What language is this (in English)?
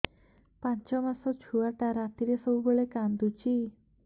Odia